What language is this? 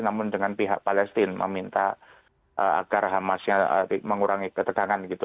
Indonesian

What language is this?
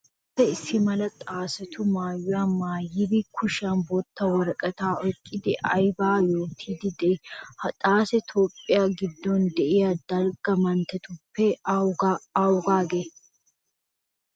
Wolaytta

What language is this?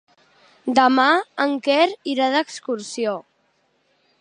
Catalan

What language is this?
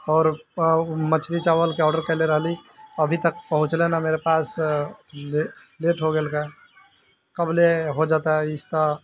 Maithili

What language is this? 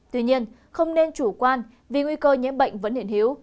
Vietnamese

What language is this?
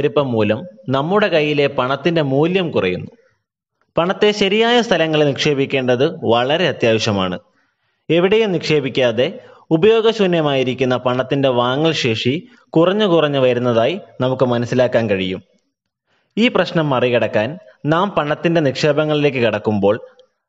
Malayalam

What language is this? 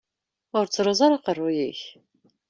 Kabyle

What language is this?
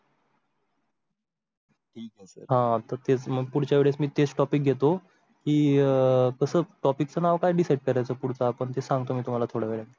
Marathi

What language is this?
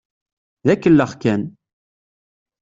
Kabyle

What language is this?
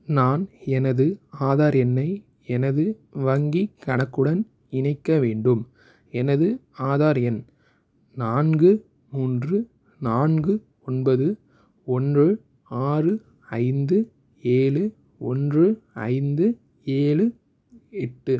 Tamil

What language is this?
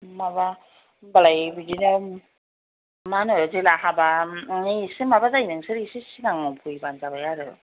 Bodo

